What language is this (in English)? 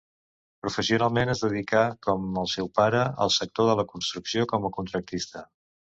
Catalan